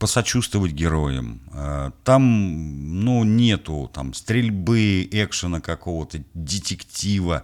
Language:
Russian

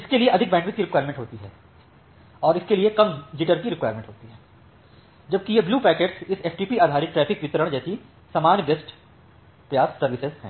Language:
Hindi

